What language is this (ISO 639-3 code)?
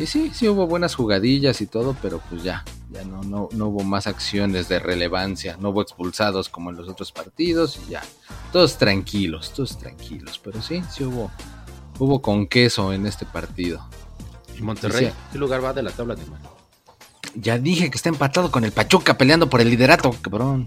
spa